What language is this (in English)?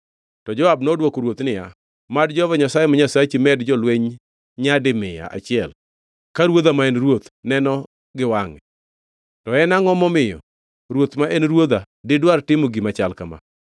Luo (Kenya and Tanzania)